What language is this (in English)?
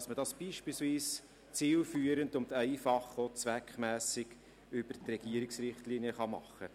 Swiss German